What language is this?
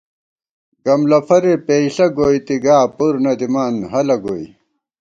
Gawar-Bati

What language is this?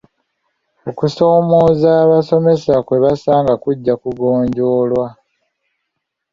Ganda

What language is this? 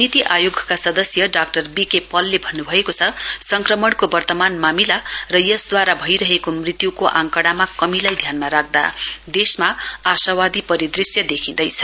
Nepali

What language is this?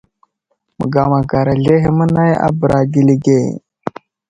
Wuzlam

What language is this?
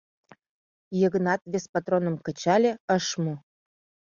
Mari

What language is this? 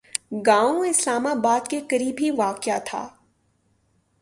Urdu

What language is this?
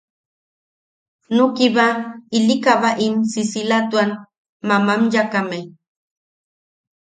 Yaqui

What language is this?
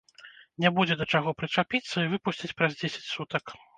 Belarusian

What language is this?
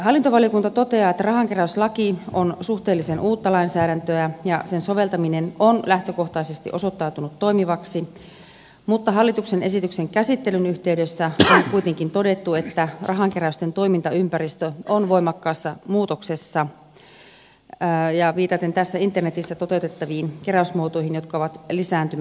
Finnish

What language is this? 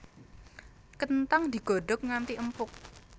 Javanese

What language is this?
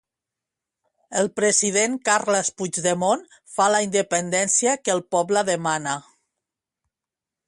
Catalan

